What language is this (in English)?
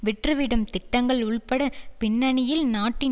Tamil